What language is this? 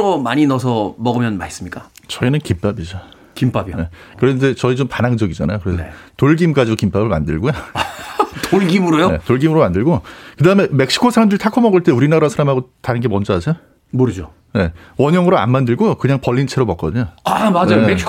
Korean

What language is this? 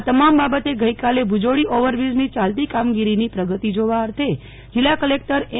Gujarati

